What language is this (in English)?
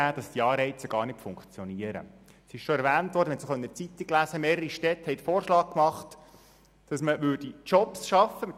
Swiss German